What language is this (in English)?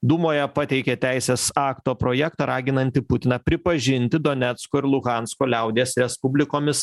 Lithuanian